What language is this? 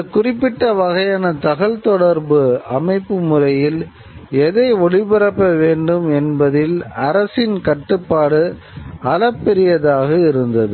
Tamil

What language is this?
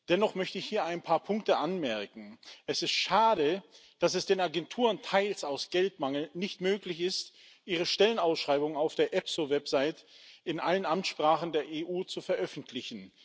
German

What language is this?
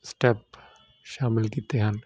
Punjabi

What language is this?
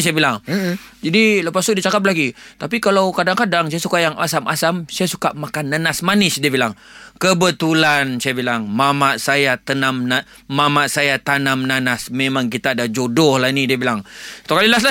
Malay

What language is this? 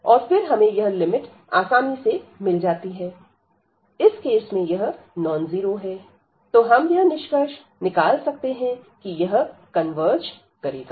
Hindi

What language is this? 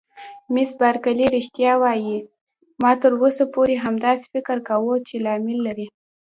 Pashto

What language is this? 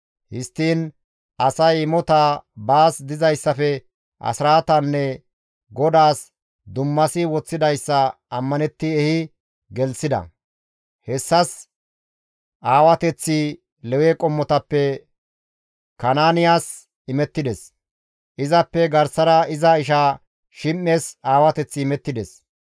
Gamo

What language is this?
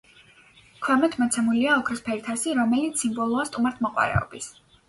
Georgian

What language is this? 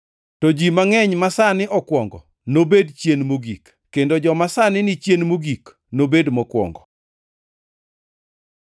Luo (Kenya and Tanzania)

